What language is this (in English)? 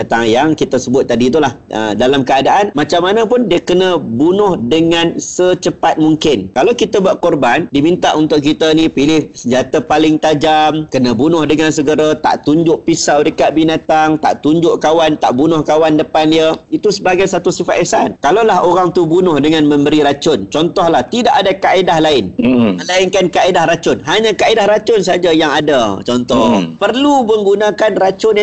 Malay